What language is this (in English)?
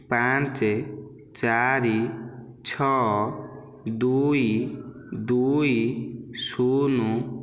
Odia